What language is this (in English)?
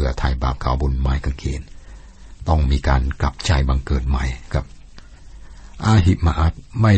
Thai